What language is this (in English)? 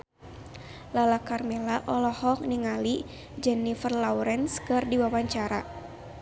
Sundanese